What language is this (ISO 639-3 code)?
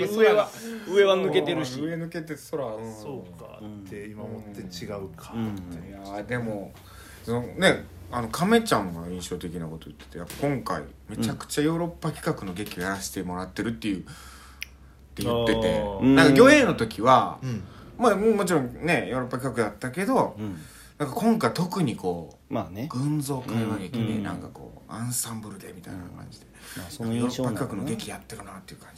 jpn